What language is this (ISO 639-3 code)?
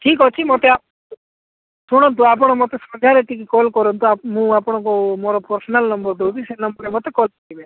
ori